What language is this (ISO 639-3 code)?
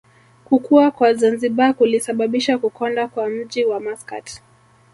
swa